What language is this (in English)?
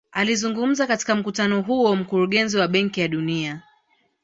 Swahili